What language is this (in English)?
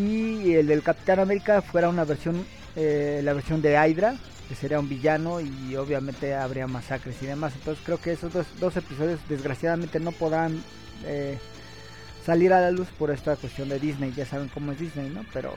Spanish